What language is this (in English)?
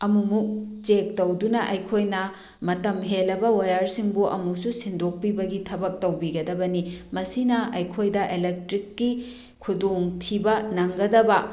Manipuri